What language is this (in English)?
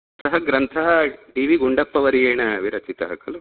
Sanskrit